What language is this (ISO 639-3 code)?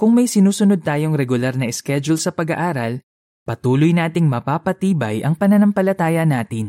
fil